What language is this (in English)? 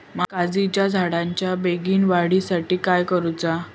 Marathi